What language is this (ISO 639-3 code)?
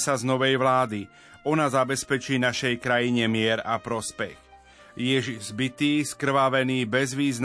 slk